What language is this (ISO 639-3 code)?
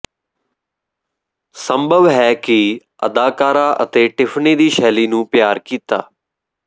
pan